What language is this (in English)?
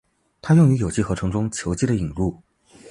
Chinese